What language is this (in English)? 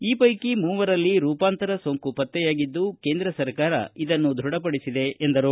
Kannada